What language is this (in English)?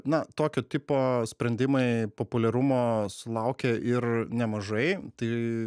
Lithuanian